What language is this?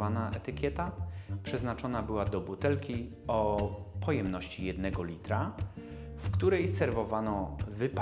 Polish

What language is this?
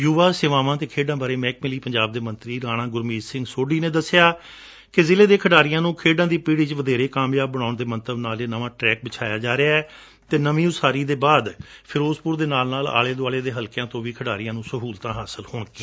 Punjabi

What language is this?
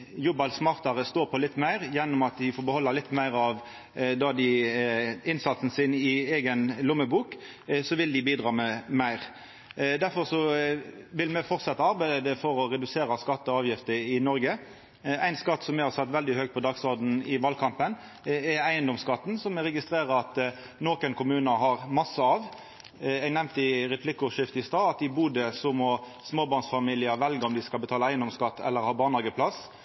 Norwegian Nynorsk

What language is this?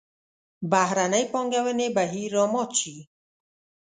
Pashto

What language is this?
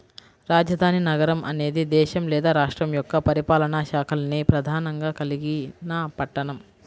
Telugu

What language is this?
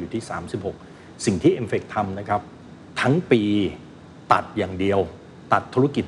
Thai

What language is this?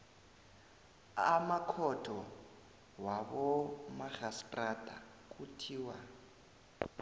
South Ndebele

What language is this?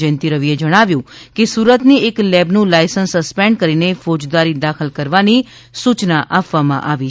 Gujarati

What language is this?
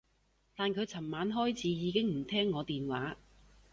Cantonese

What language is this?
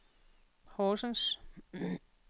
Danish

